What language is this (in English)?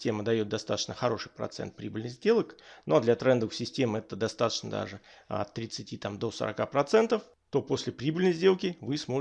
Russian